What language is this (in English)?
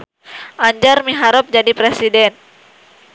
Sundanese